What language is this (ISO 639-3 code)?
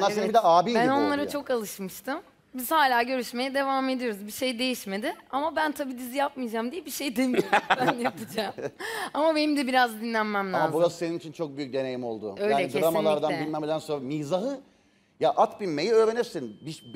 tur